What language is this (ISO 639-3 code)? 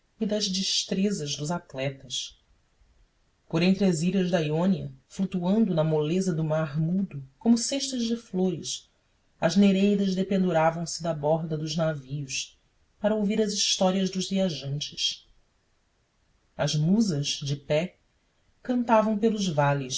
por